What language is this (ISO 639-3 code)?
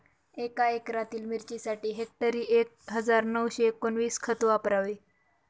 mar